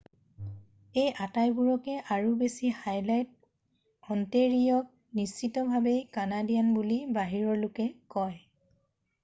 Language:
Assamese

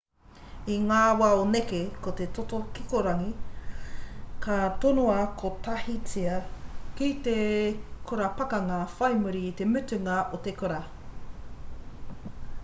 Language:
Māori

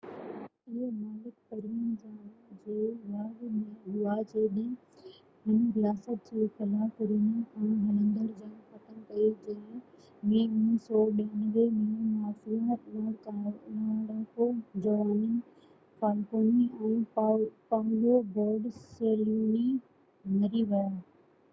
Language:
Sindhi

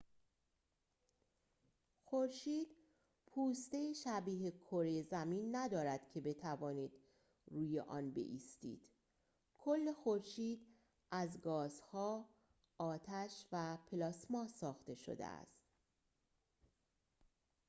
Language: Persian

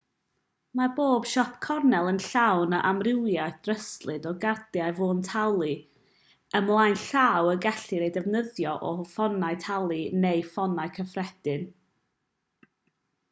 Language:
Welsh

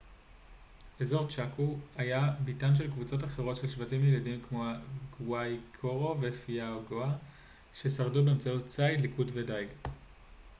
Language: Hebrew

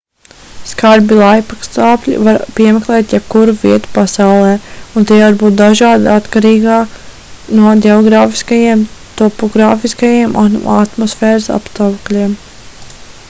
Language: Latvian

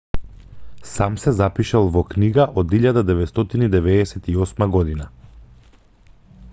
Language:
Macedonian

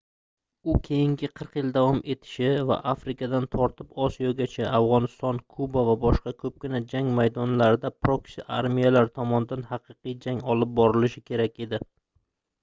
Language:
Uzbek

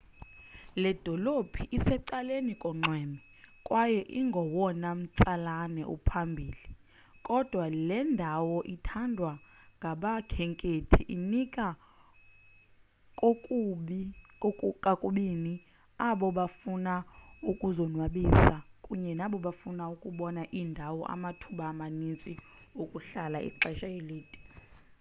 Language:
Xhosa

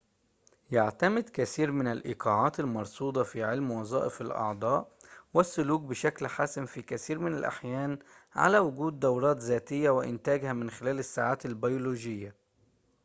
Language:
Arabic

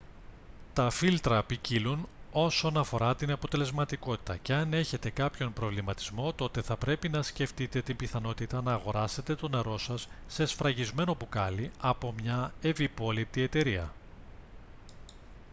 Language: Greek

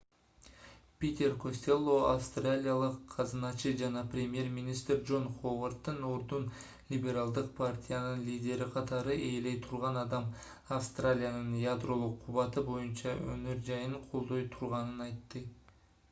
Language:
Kyrgyz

